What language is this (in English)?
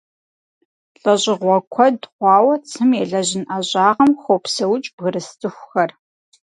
Kabardian